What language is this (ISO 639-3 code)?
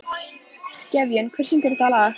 isl